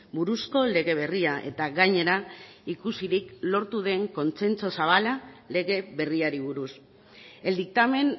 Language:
Basque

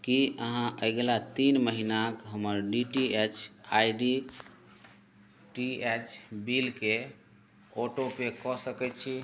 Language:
Maithili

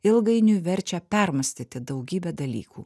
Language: Lithuanian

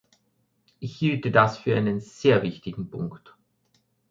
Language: German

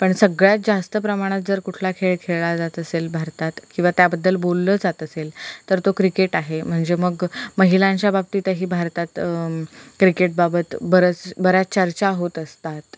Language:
Marathi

